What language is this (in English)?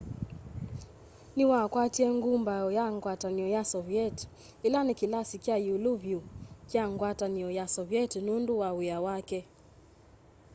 Kamba